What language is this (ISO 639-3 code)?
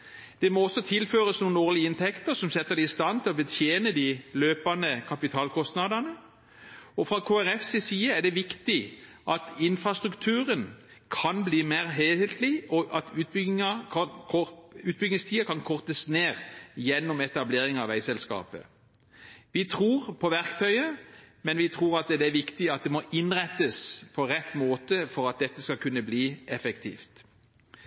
nob